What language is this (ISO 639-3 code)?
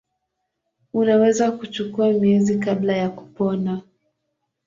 swa